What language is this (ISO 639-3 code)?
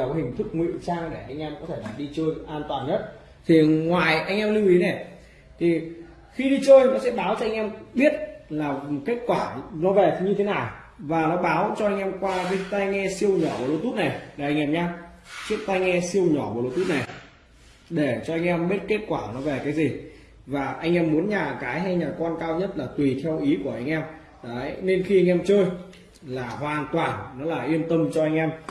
vie